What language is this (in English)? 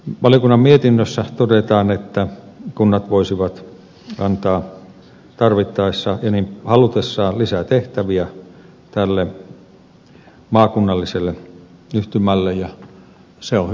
Finnish